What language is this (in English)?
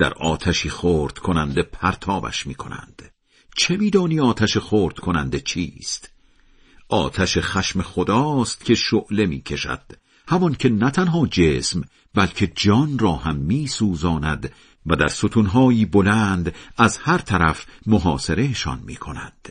Persian